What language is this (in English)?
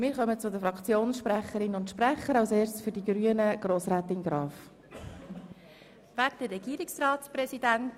Swiss German